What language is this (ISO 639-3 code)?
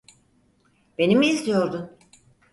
tur